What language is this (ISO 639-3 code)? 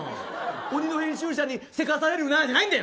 jpn